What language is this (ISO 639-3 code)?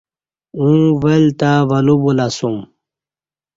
bsh